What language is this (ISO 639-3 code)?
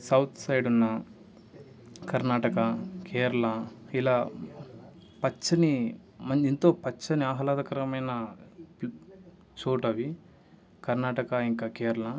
tel